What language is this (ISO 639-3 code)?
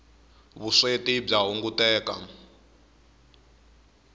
tso